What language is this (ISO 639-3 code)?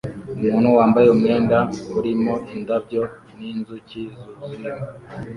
kin